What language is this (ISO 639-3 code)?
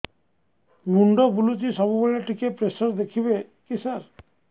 ori